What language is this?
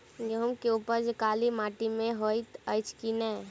Maithili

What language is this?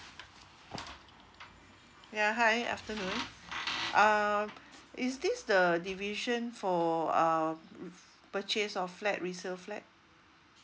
English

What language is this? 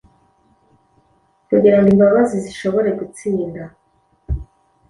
Kinyarwanda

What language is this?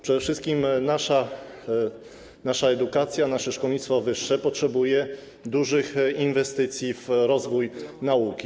Polish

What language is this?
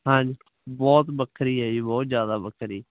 Punjabi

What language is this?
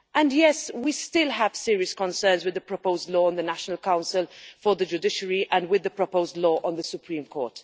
English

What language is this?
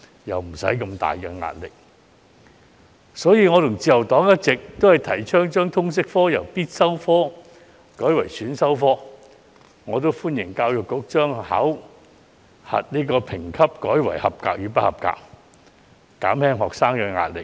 Cantonese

